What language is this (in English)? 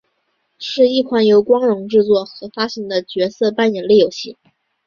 Chinese